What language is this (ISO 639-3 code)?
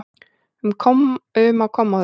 isl